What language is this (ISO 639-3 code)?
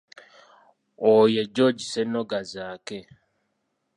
lug